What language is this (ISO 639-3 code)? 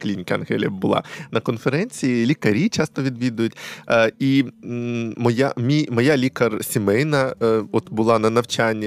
ukr